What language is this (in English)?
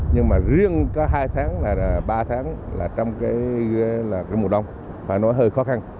Vietnamese